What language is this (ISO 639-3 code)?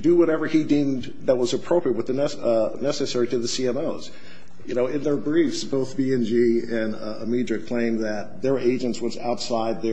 eng